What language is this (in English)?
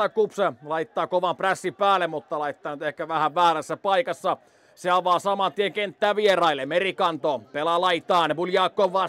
Finnish